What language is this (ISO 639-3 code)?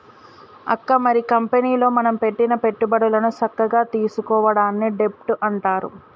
tel